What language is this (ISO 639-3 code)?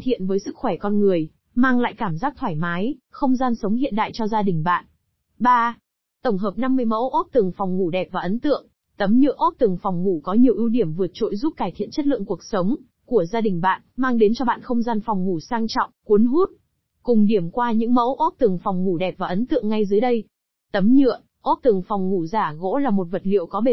vie